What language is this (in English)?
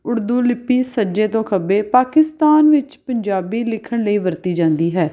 Punjabi